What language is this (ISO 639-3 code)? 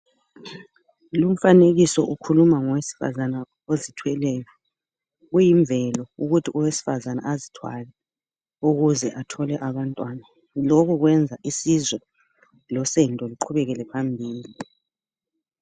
nde